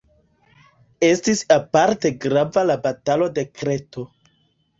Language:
Esperanto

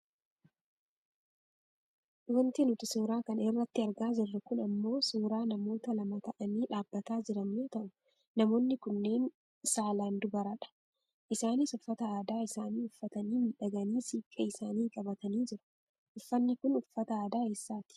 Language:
Oromo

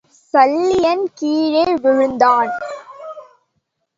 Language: Tamil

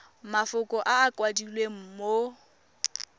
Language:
Tswana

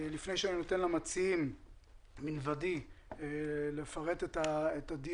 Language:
Hebrew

